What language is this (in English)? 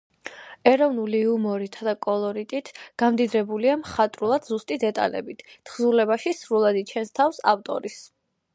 Georgian